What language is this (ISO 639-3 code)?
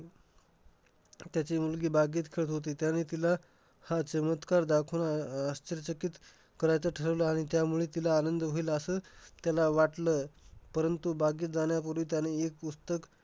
mar